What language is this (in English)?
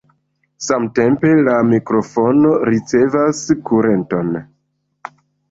Esperanto